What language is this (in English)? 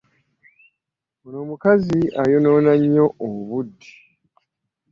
Ganda